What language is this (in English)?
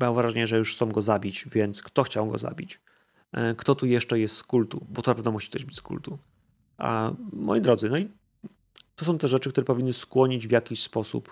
Polish